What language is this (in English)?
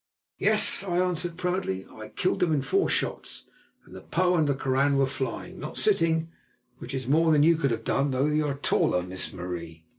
English